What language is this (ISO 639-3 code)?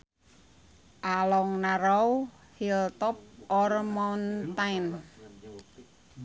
sun